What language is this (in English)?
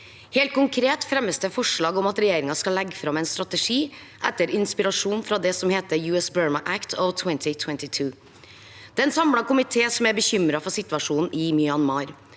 Norwegian